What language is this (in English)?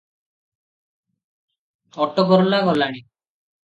Odia